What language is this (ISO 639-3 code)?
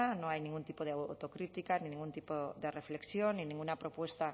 spa